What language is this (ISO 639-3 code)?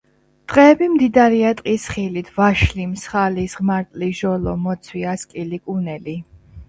kat